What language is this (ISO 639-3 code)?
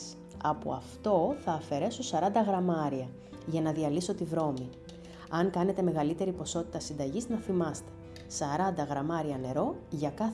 ell